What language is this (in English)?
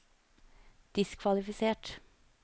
Norwegian